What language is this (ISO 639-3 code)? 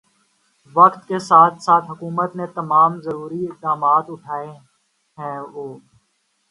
urd